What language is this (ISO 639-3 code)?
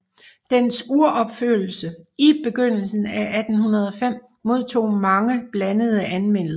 dan